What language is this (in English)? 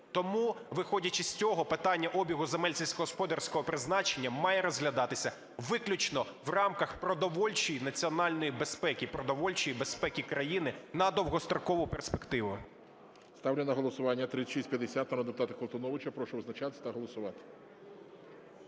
Ukrainian